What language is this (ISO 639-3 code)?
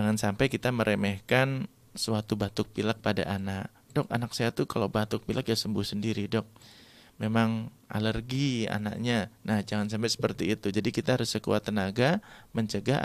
ind